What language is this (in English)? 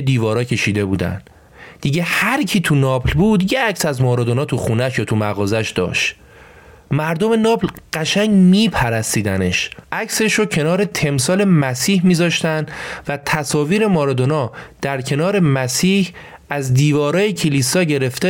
Persian